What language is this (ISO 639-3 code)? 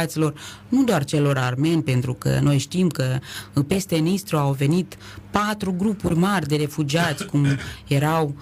ron